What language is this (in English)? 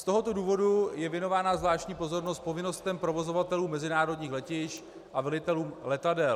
Czech